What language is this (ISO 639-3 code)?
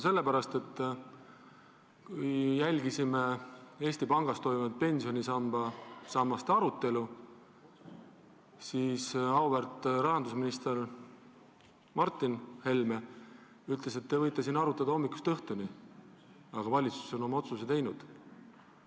est